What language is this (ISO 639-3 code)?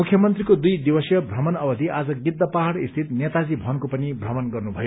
nep